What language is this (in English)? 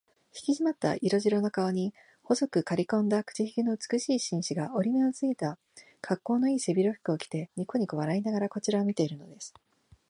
Japanese